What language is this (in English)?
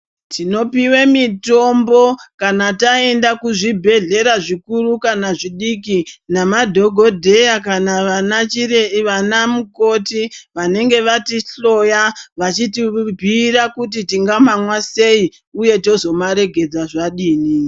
Ndau